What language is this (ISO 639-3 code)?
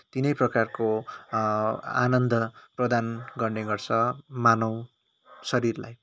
nep